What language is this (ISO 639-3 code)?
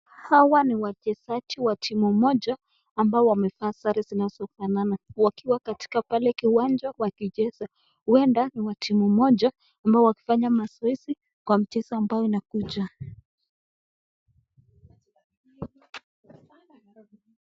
swa